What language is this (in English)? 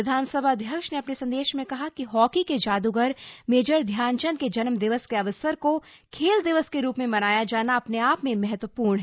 Hindi